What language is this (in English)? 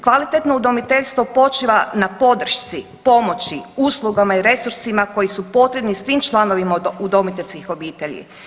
Croatian